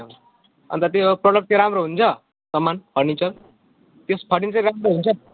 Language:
Nepali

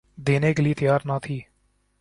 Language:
Urdu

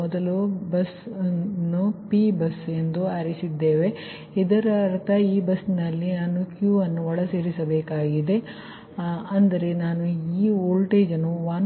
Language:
Kannada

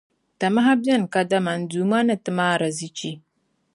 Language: Dagbani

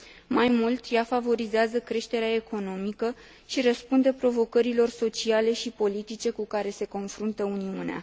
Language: Romanian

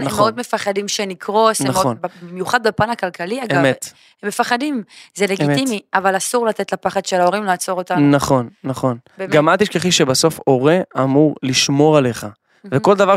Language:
Hebrew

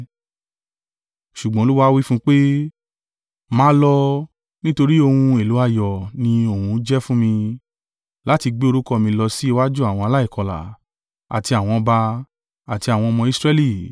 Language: Yoruba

